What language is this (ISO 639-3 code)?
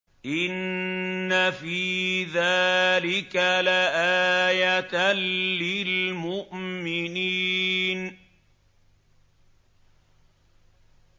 ara